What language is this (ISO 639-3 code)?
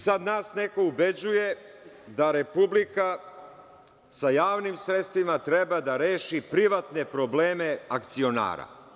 srp